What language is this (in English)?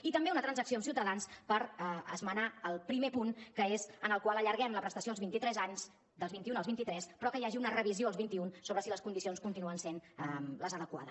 Catalan